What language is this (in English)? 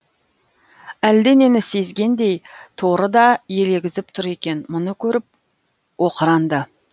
Kazakh